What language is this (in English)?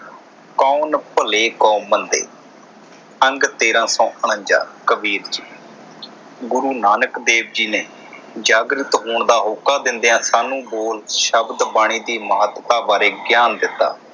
Punjabi